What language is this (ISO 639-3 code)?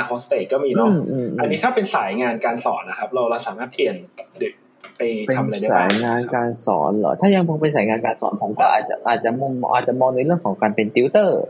tha